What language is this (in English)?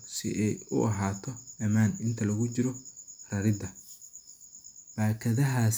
Somali